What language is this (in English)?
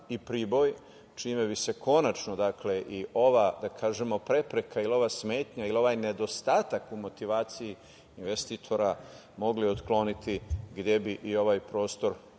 Serbian